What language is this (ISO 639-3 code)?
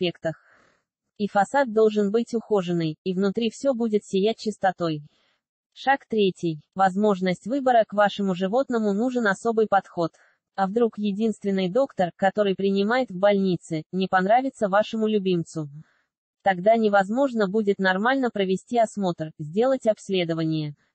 rus